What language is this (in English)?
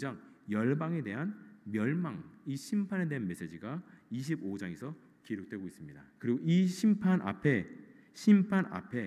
Korean